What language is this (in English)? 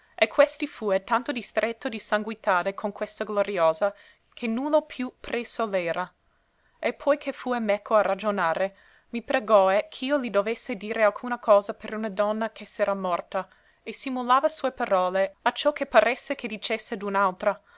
Italian